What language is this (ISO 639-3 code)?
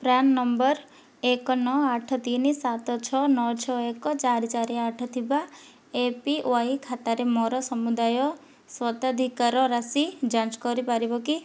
ori